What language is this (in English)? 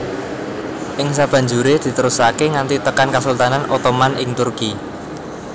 Javanese